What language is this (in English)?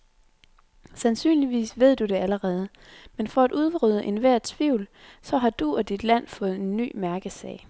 Danish